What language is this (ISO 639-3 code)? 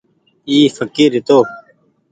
gig